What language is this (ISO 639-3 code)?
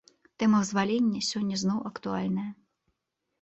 bel